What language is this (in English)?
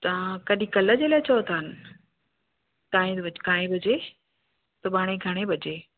Sindhi